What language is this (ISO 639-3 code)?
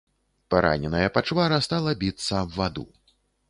bel